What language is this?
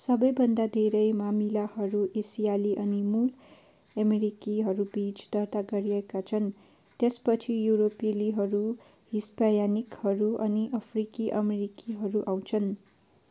Nepali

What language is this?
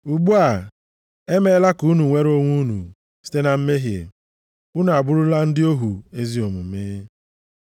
Igbo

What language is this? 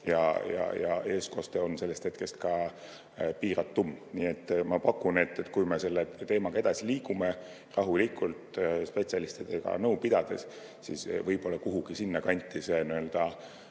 Estonian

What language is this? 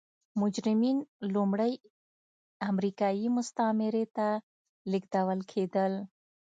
Pashto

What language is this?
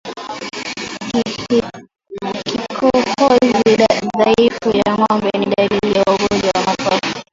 Swahili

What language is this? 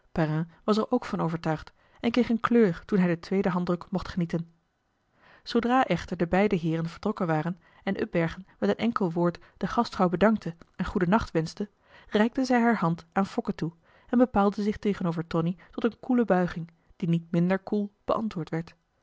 Dutch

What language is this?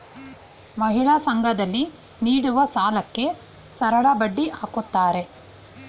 Kannada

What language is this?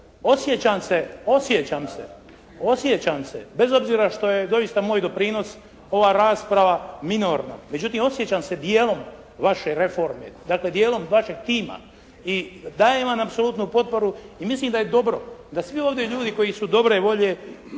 Croatian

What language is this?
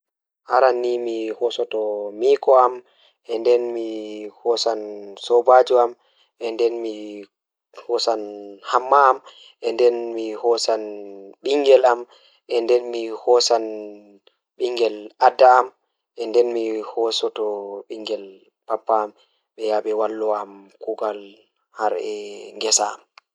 Fula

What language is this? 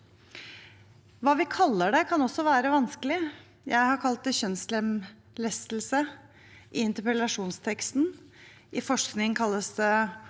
Norwegian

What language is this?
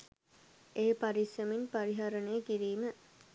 Sinhala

